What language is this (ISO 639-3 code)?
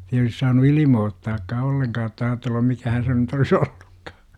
fin